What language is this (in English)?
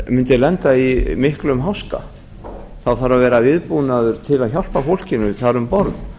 Icelandic